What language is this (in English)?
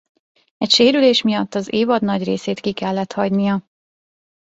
Hungarian